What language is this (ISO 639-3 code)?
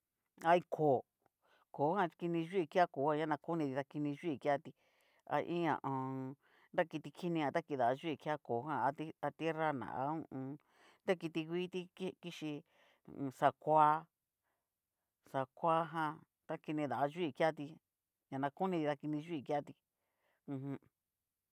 miu